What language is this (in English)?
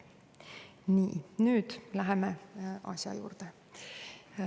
Estonian